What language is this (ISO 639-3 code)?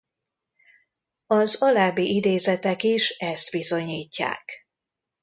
hun